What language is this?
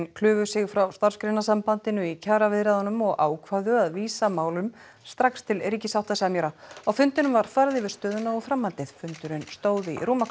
Icelandic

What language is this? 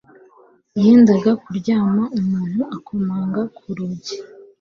Kinyarwanda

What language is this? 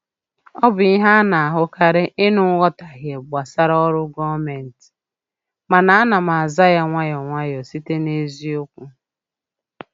Igbo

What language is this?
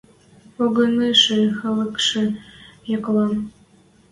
Western Mari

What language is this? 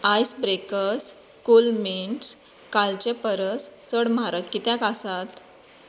Konkani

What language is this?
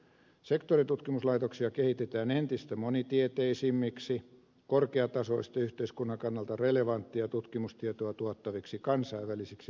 Finnish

